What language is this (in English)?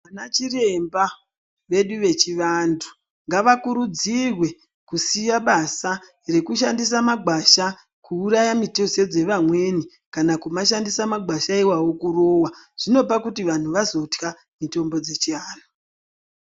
Ndau